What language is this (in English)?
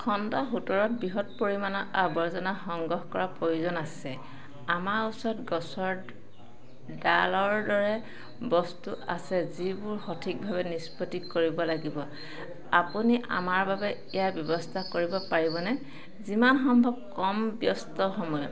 Assamese